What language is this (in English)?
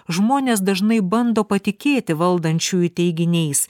Lithuanian